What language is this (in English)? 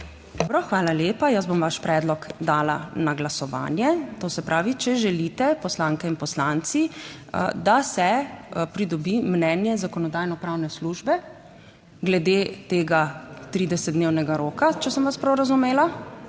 Slovenian